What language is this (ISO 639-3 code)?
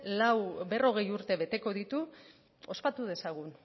eus